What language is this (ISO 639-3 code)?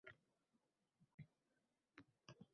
uzb